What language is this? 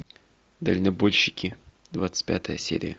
Russian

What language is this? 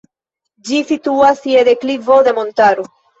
Esperanto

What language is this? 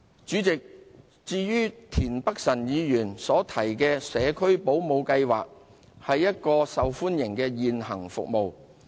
Cantonese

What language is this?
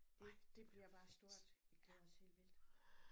Danish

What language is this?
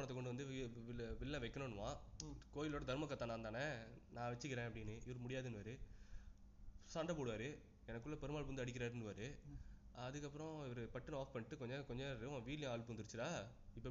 Tamil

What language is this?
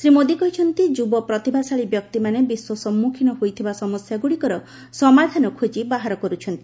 Odia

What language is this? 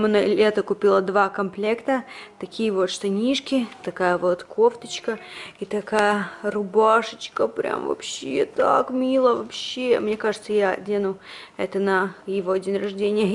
Russian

